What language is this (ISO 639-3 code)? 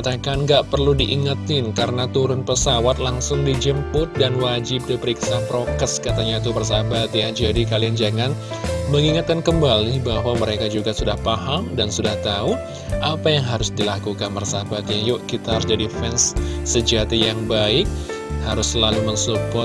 ind